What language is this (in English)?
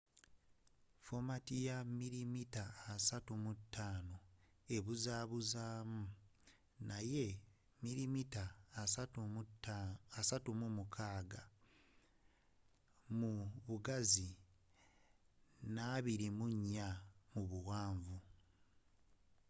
Ganda